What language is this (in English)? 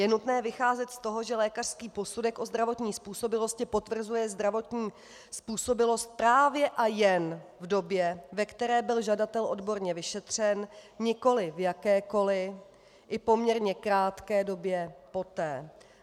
Czech